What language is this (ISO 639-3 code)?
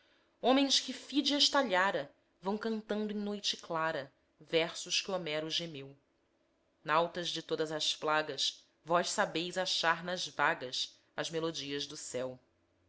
por